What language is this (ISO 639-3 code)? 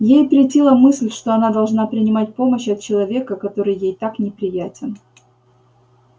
rus